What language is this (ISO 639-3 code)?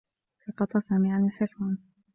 ara